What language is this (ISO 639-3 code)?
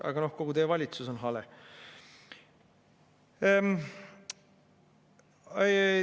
est